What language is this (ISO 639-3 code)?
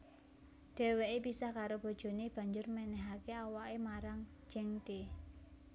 jav